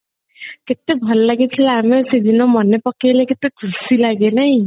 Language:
Odia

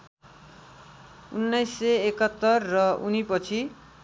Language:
Nepali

